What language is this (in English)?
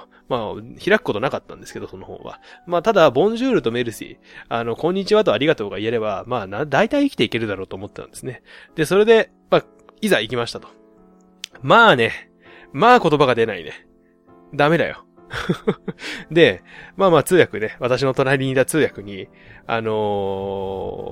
Japanese